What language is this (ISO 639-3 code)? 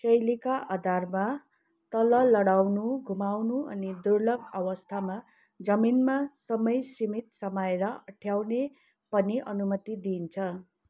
nep